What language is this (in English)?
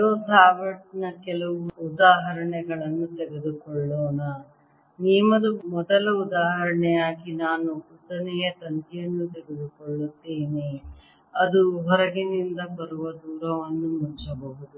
Kannada